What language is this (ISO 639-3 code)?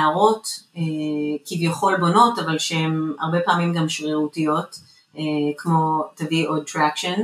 heb